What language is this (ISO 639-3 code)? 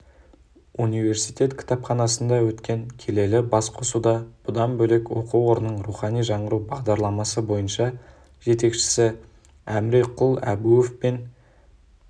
kaz